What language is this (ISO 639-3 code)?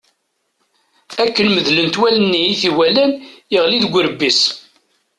kab